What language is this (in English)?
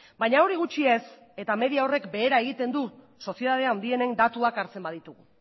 Basque